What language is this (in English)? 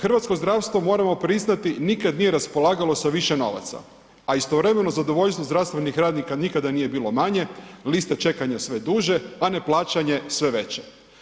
Croatian